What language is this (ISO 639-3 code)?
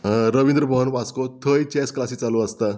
kok